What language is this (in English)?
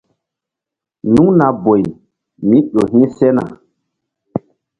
Mbum